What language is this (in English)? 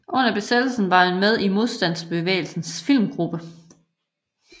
Danish